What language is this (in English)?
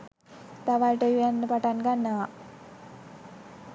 Sinhala